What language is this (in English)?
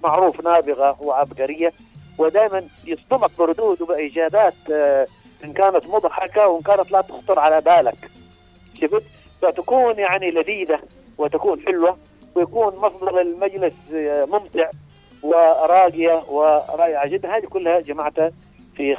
Arabic